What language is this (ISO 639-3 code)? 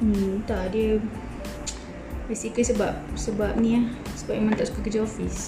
msa